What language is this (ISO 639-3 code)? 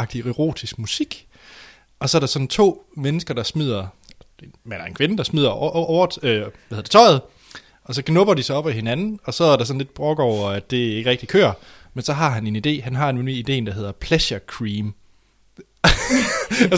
dan